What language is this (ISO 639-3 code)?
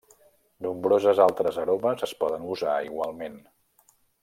cat